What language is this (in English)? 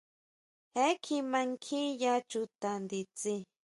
Huautla Mazatec